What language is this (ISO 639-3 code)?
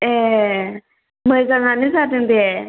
brx